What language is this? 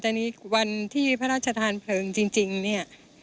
Thai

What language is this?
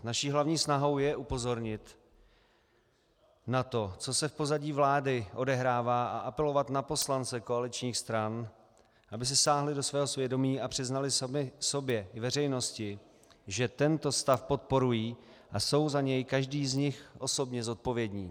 Czech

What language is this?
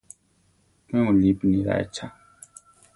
Central Tarahumara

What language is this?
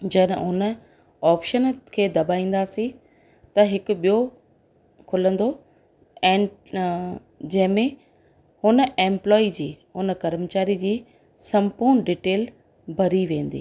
Sindhi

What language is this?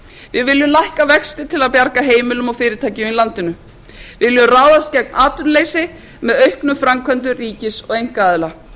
Icelandic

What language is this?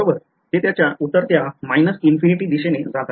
Marathi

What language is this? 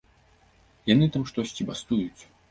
Belarusian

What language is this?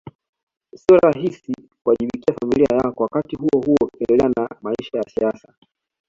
Swahili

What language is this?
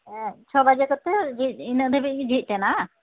Santali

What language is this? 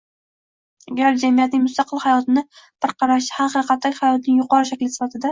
Uzbek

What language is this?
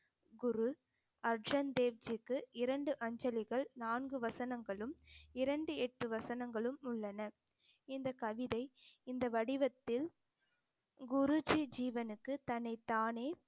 Tamil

